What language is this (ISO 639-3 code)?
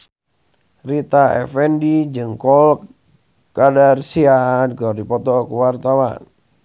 sun